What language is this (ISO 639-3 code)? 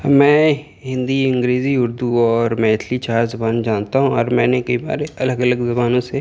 urd